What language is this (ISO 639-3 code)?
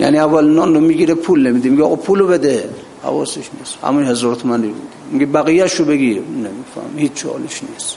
fas